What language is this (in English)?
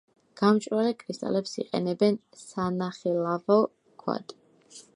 Georgian